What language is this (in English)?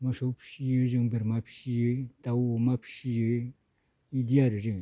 Bodo